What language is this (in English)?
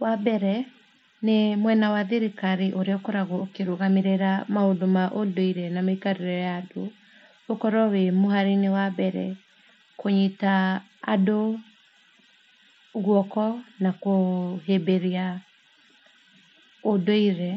Kikuyu